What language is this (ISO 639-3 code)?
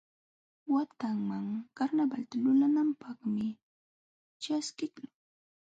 qxw